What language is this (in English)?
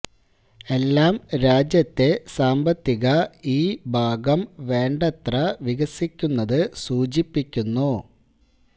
Malayalam